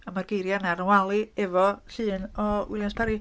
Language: Welsh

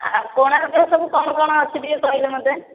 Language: Odia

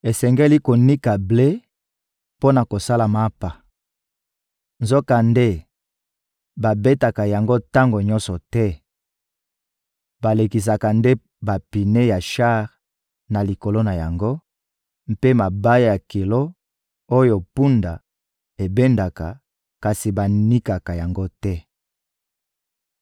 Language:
Lingala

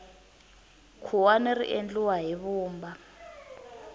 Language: Tsonga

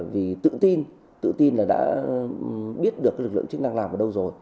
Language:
Vietnamese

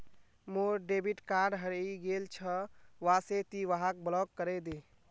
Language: Magahi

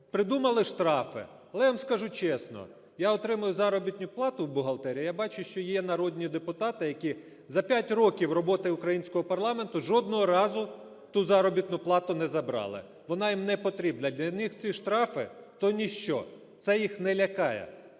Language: Ukrainian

